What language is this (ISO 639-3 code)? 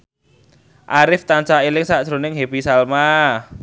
jav